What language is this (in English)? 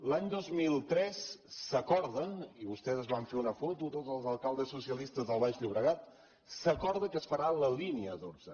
Catalan